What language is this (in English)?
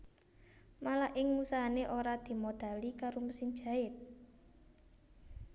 Javanese